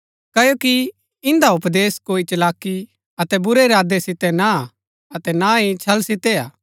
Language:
Gaddi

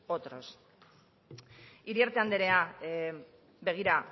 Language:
Basque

